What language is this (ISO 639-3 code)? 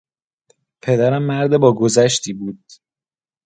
fas